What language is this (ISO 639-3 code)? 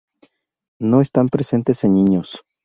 spa